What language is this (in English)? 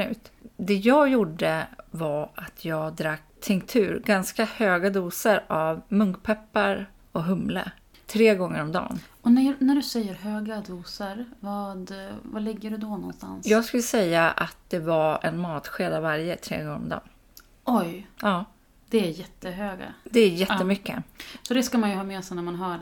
Swedish